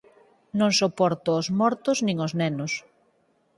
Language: Galician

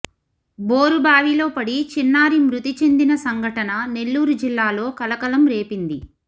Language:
Telugu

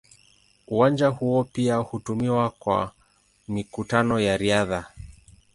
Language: Swahili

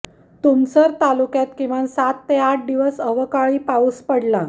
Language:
Marathi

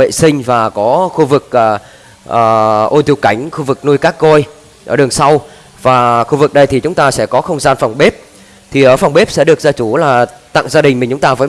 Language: Vietnamese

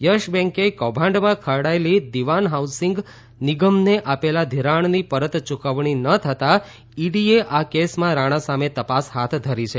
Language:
Gujarati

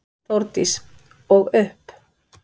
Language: Icelandic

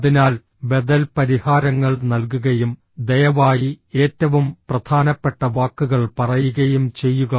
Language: Malayalam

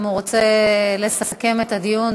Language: Hebrew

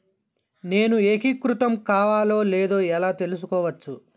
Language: Telugu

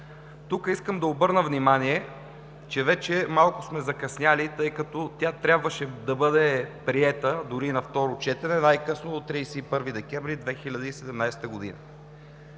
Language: Bulgarian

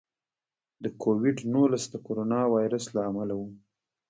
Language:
Pashto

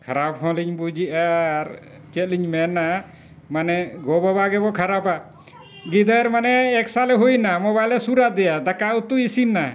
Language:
Santali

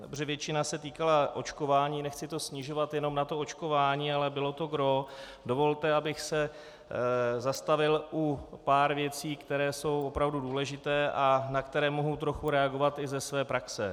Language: Czech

